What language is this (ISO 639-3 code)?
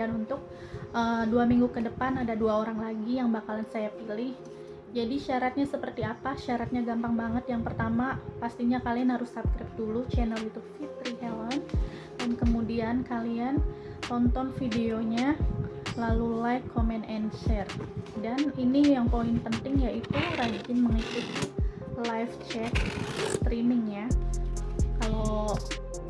ind